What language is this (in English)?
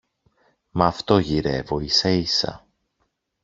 Greek